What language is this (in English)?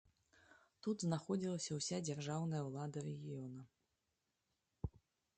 Belarusian